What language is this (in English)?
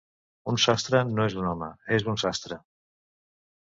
Catalan